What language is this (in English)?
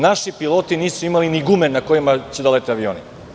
Serbian